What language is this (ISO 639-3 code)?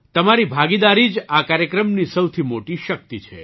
guj